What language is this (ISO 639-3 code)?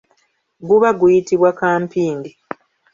lug